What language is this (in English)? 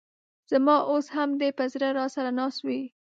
Pashto